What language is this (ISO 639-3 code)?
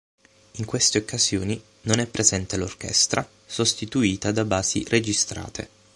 ita